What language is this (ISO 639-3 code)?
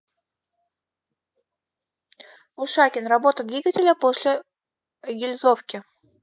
rus